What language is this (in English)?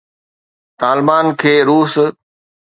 Sindhi